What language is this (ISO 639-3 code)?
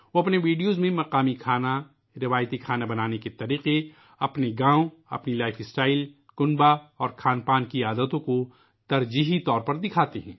urd